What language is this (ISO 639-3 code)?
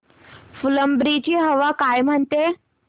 mar